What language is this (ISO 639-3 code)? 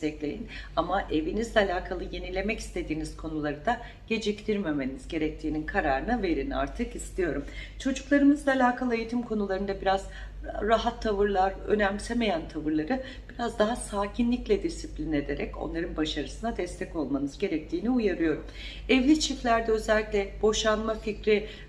tur